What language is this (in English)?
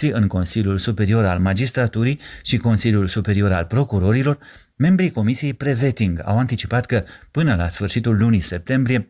Romanian